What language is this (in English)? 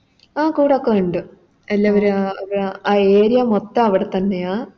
Malayalam